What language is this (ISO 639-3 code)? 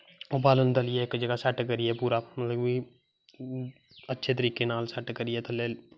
doi